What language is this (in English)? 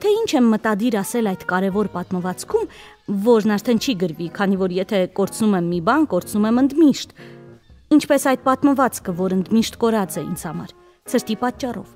Romanian